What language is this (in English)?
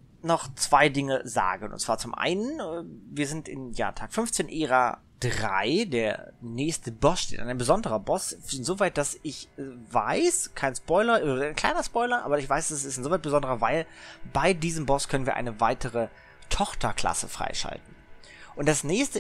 German